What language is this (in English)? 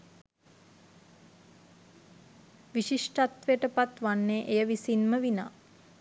Sinhala